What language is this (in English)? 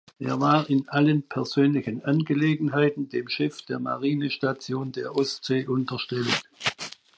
German